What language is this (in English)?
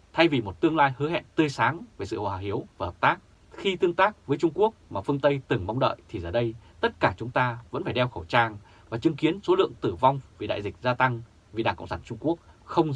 Vietnamese